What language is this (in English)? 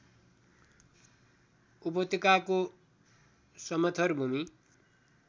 Nepali